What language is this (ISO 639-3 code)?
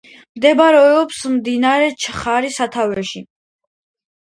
kat